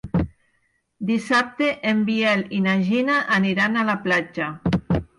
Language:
Catalan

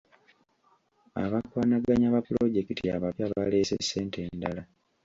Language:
Ganda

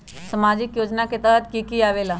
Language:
Magahi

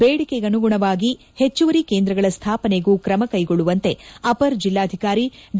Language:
Kannada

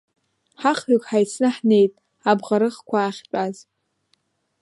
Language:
Abkhazian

